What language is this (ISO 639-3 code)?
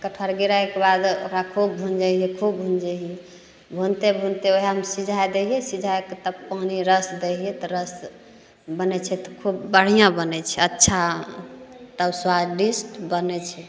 mai